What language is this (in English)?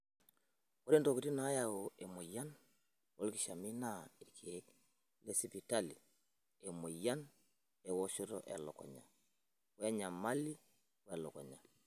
Masai